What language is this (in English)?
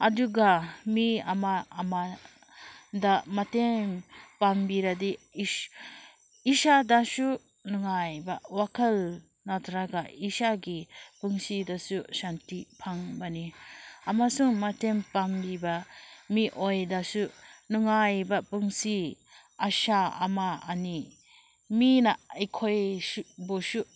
Manipuri